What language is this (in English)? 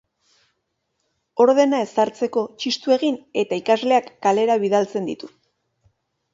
Basque